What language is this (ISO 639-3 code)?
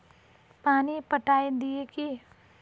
mag